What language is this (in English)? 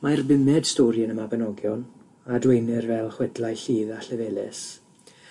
Welsh